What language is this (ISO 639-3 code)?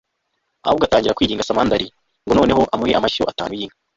kin